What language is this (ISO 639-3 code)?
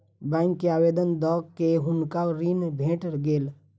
mai